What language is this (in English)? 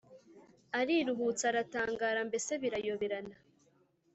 Kinyarwanda